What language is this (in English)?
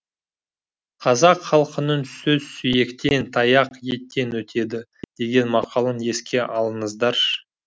Kazakh